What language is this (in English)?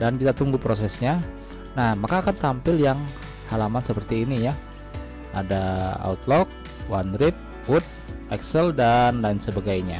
Indonesian